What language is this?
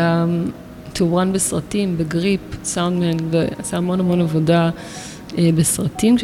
Hebrew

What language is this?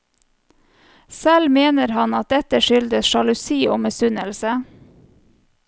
Norwegian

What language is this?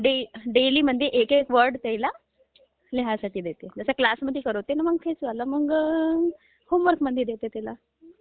Marathi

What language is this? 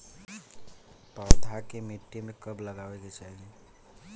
Bhojpuri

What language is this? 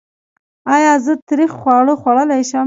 Pashto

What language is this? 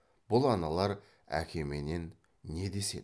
Kazakh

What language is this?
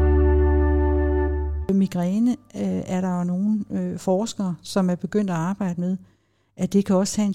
Danish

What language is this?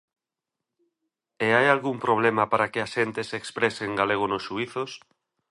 Galician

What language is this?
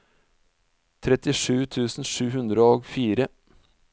Norwegian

